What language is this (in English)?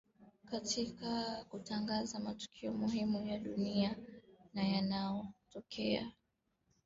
Swahili